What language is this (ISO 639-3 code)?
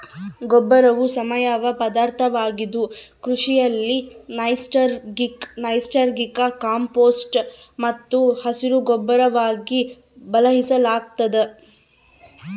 kan